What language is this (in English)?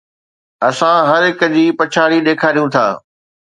Sindhi